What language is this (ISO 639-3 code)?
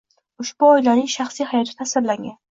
uzb